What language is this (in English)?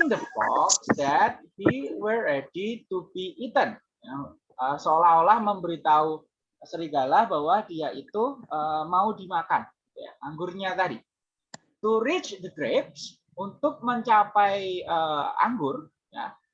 Indonesian